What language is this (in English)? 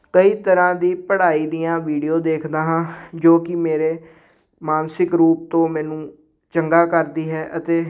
Punjabi